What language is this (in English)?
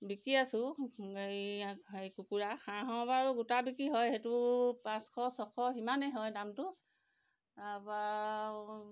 Assamese